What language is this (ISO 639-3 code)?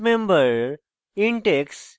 ben